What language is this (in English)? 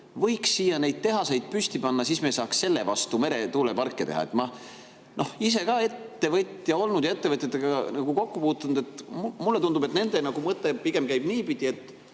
Estonian